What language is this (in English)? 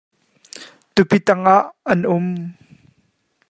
Hakha Chin